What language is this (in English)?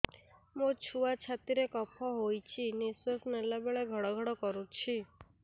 Odia